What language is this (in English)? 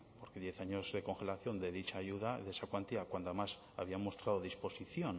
Spanish